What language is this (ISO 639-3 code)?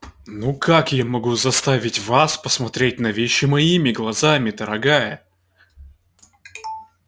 rus